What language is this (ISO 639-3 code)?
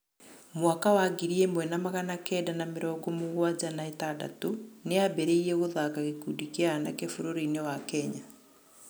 kik